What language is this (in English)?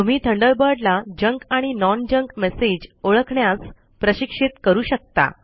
Marathi